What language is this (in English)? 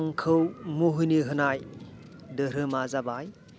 Bodo